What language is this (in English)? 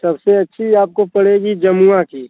Hindi